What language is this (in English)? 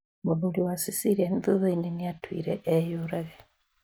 Kikuyu